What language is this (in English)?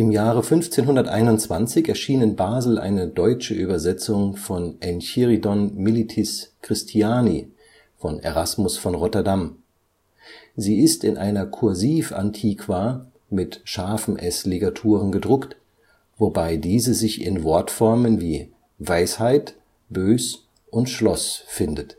German